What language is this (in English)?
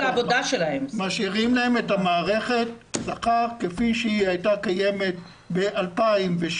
Hebrew